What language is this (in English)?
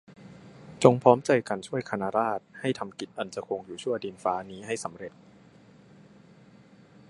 Thai